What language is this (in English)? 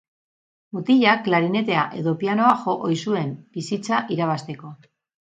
Basque